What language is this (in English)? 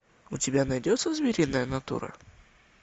Russian